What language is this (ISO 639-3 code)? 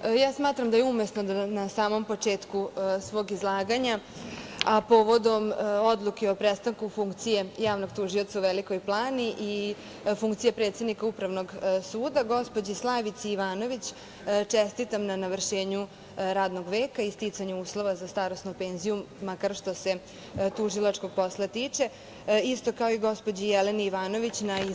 srp